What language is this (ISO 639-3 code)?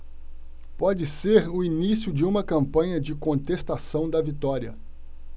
por